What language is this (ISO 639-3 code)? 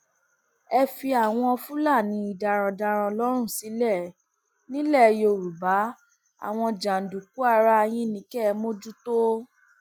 yor